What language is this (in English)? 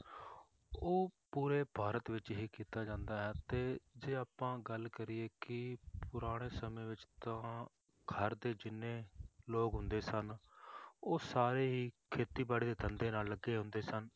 Punjabi